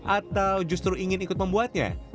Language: Indonesian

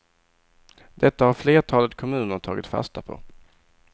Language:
Swedish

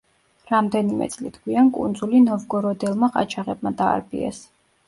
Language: Georgian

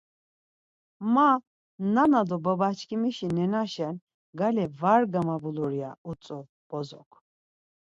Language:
Laz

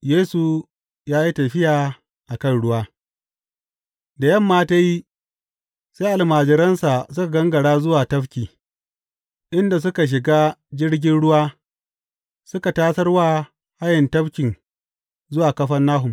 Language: Hausa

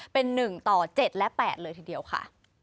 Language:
Thai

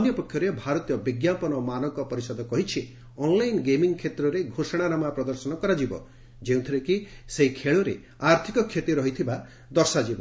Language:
Odia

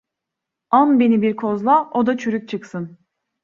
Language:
Turkish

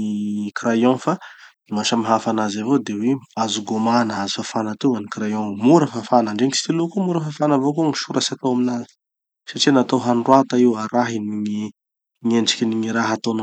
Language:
Tanosy Malagasy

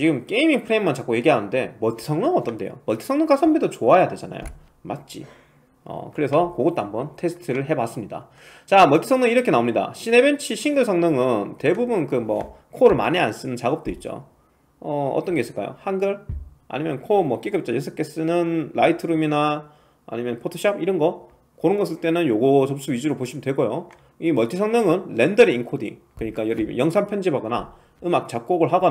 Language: Korean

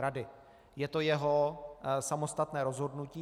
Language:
Czech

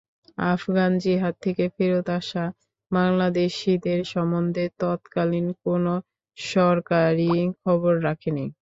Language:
Bangla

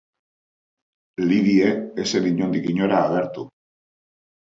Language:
Basque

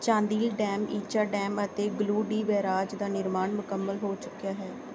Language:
Punjabi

